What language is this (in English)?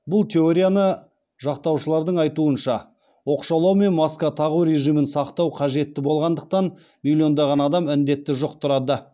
Kazakh